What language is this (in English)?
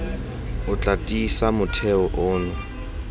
Tswana